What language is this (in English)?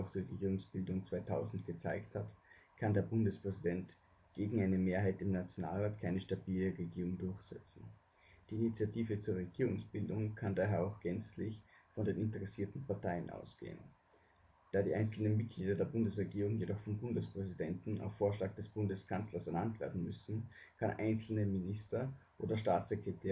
German